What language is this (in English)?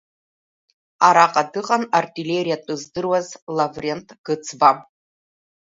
Abkhazian